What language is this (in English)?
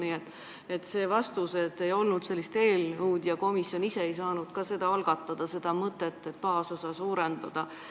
Estonian